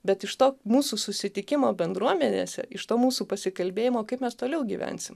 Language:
Lithuanian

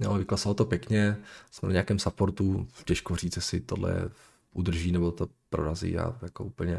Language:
Czech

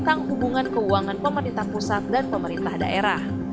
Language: Indonesian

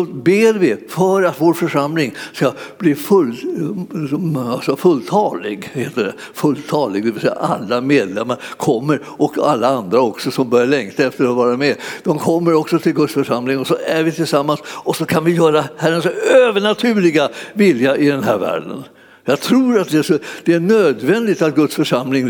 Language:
Swedish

